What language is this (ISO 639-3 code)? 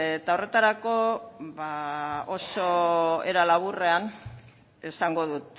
eus